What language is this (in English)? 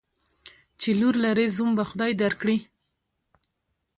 Pashto